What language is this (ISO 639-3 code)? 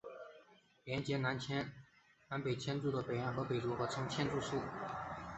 zho